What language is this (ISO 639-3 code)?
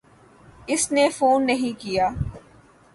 urd